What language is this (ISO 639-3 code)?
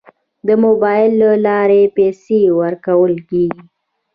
pus